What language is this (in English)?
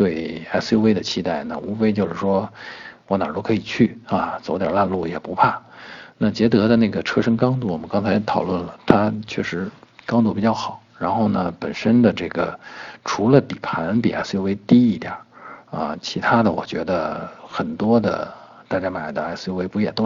Chinese